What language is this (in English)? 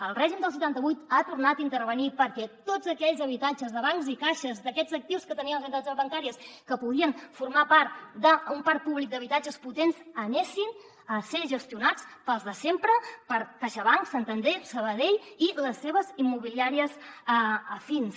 Catalan